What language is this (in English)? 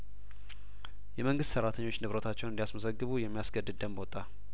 Amharic